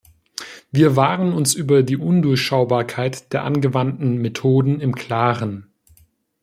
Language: German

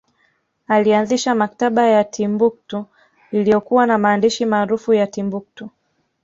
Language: Swahili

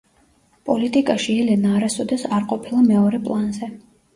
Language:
Georgian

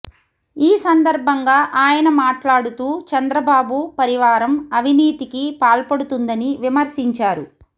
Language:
Telugu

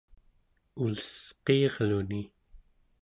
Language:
Central Yupik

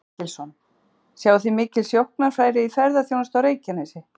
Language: Icelandic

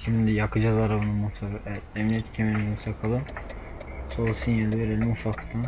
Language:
Turkish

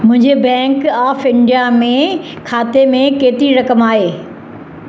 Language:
Sindhi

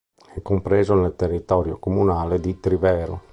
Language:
Italian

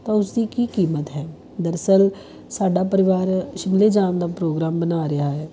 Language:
Punjabi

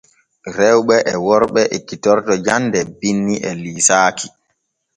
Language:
Borgu Fulfulde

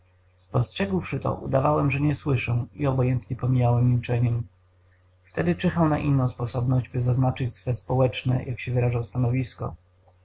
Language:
Polish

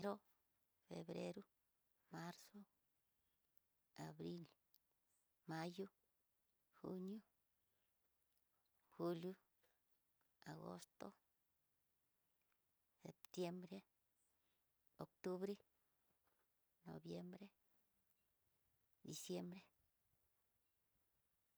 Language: Tidaá Mixtec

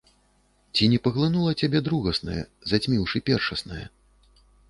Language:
Belarusian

